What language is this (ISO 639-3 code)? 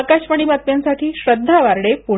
mar